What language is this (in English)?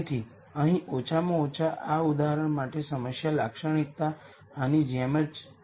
Gujarati